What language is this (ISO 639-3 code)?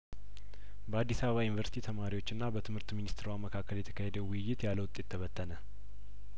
amh